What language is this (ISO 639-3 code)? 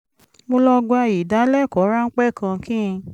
yor